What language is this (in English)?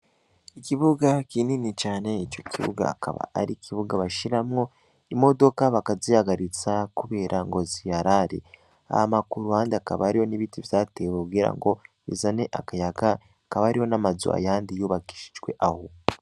Rundi